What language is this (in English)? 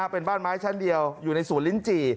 Thai